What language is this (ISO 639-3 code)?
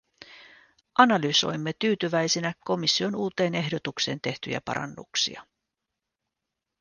fin